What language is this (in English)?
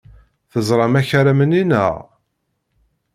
Kabyle